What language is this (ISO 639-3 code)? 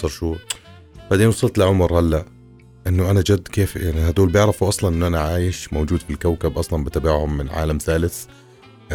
ara